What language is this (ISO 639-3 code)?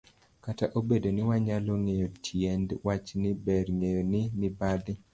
luo